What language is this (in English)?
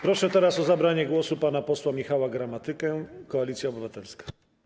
Polish